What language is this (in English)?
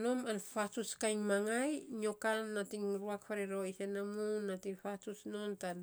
Saposa